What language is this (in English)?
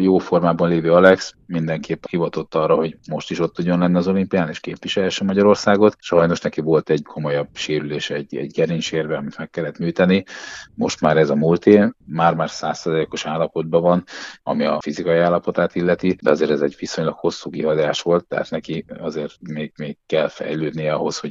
Hungarian